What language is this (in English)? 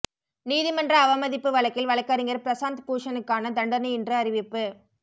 Tamil